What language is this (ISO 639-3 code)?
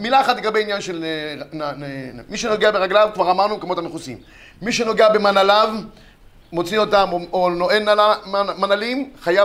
heb